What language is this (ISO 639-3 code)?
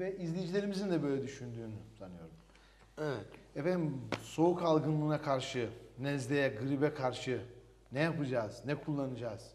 tur